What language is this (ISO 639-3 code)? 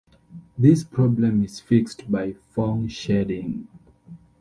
eng